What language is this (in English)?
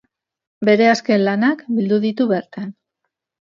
Basque